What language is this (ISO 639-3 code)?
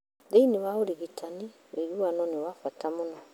kik